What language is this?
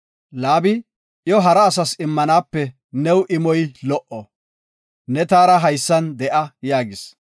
Gofa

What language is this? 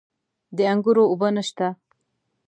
Pashto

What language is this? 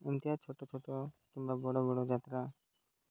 Odia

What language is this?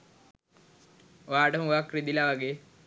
Sinhala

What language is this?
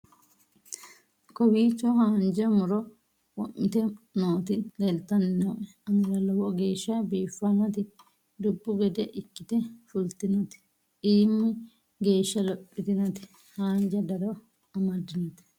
Sidamo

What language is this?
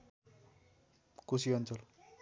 Nepali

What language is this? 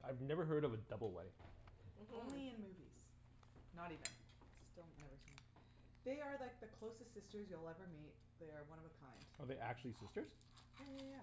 English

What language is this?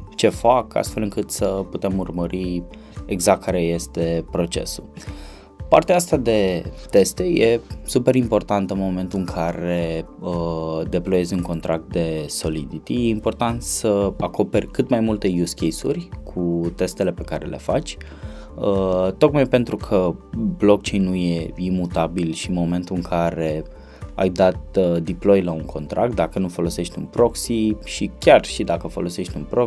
Romanian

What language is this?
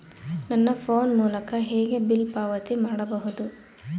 Kannada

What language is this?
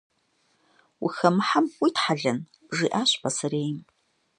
Kabardian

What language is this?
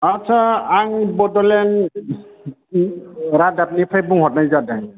Bodo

